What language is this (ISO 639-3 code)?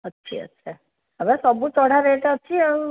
ori